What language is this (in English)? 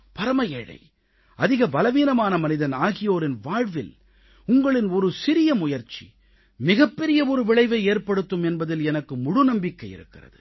Tamil